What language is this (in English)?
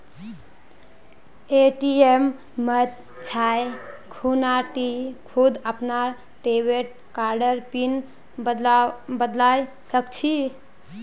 Magahi